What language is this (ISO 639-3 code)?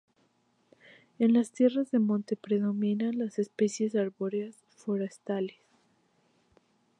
spa